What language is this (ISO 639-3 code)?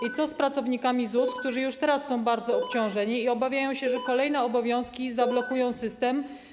pol